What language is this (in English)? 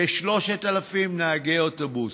Hebrew